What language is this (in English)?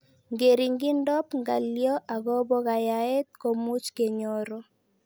Kalenjin